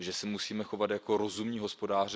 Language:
Czech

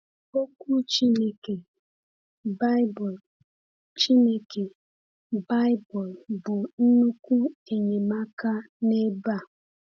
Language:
Igbo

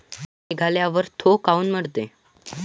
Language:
Marathi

